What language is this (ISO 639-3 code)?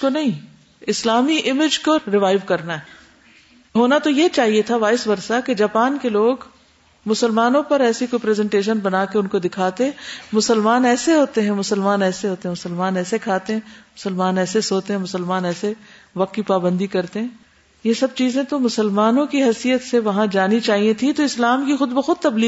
urd